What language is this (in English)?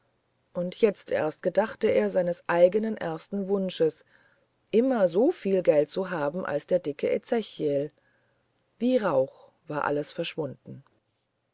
German